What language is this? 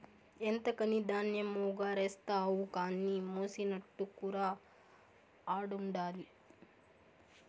Telugu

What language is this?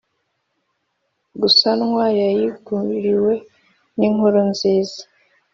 Kinyarwanda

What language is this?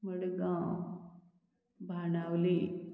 Konkani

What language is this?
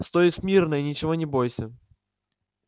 Russian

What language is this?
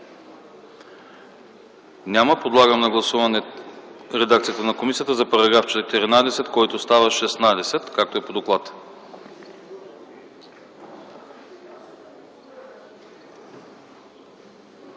Bulgarian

